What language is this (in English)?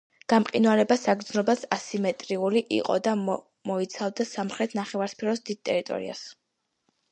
Georgian